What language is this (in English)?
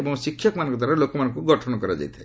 Odia